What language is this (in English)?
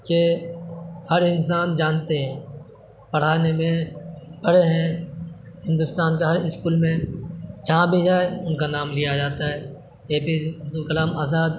Urdu